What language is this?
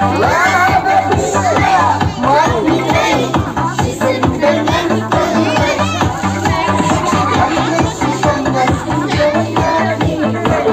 Thai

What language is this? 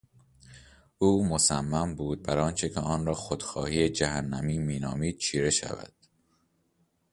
Persian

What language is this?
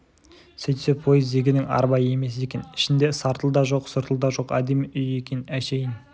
Kazakh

